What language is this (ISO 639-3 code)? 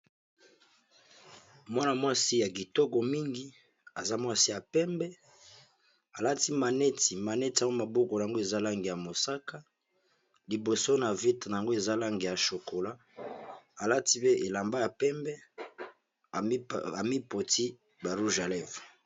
lin